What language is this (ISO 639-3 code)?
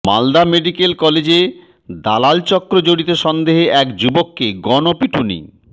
ben